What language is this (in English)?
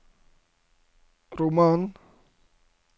Norwegian